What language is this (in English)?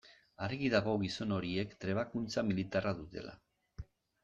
Basque